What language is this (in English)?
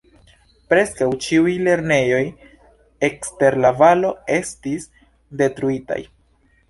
Esperanto